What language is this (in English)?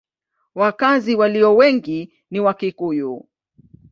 Swahili